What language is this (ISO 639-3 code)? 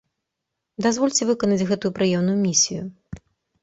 bel